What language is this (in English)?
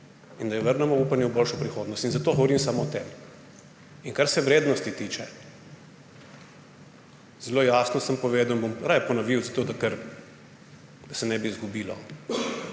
Slovenian